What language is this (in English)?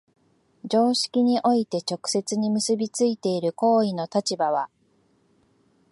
Japanese